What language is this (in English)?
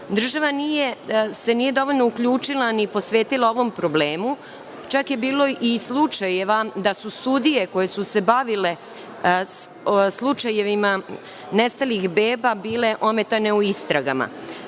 Serbian